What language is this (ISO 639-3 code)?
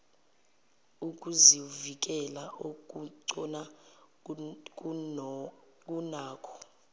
zul